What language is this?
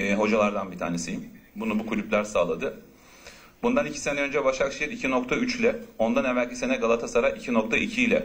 Turkish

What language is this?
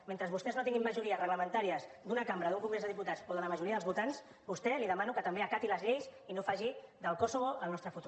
Catalan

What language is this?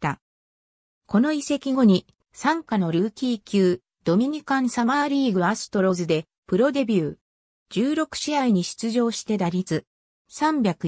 Japanese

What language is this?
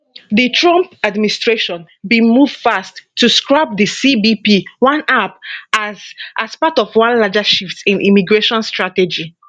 Nigerian Pidgin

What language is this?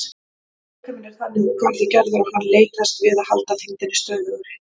Icelandic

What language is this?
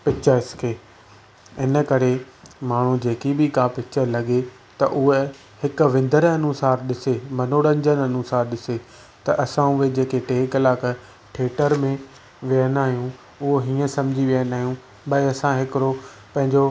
Sindhi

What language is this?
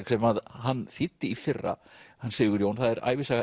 Icelandic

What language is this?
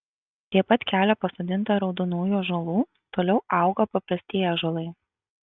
Lithuanian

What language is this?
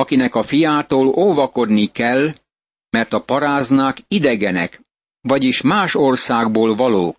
Hungarian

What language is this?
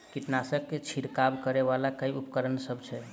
Maithili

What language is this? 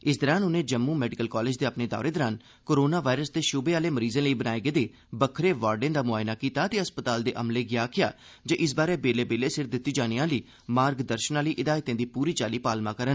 Dogri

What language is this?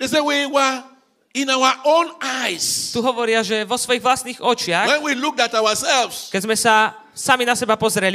Slovak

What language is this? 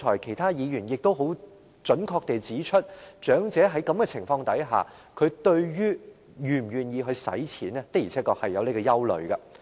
Cantonese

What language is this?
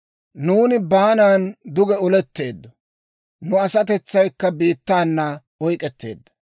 Dawro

